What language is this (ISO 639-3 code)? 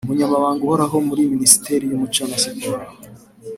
kin